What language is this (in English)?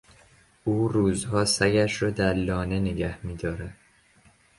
Persian